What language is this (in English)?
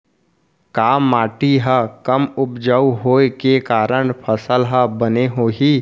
Chhattisgarhi